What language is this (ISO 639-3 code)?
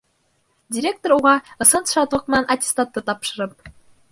bak